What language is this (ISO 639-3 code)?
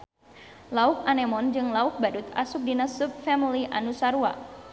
sun